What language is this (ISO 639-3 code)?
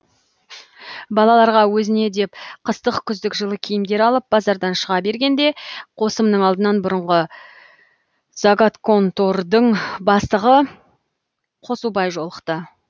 kaz